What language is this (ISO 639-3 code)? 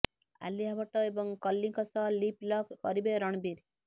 ori